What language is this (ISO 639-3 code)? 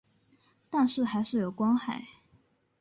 zho